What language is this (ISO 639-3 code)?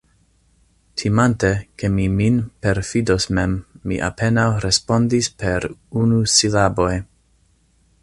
epo